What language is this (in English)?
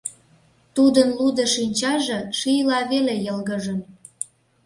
Mari